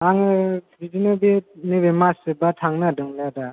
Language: Bodo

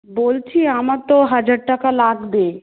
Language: Bangla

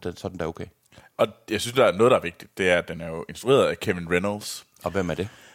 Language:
Danish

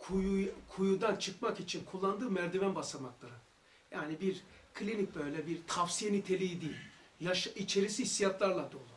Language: Turkish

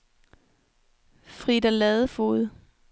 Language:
Danish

